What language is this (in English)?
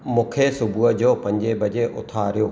Sindhi